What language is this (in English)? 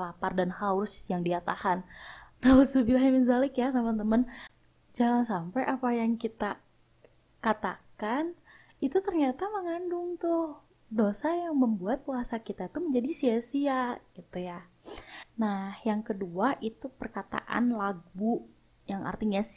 Indonesian